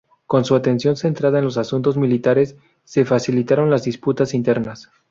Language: Spanish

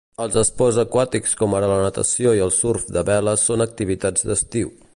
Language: Catalan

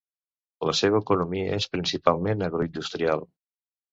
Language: Catalan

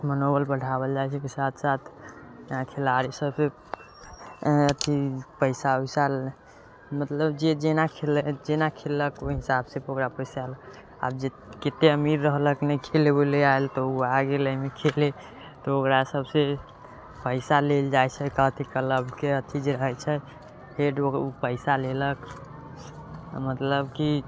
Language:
Maithili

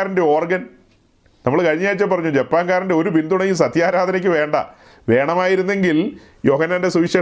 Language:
Malayalam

